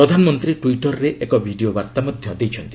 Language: Odia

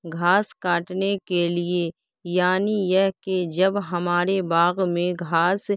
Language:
Urdu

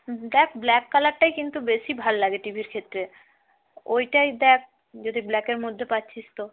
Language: Bangla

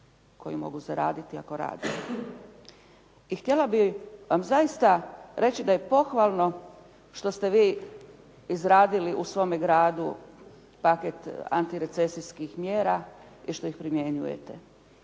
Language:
Croatian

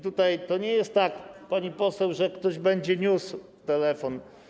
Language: Polish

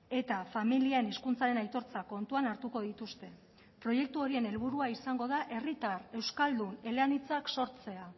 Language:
Basque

